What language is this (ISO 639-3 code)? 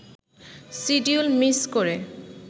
ben